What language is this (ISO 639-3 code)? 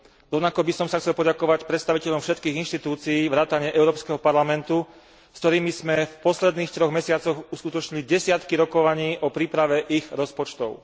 slk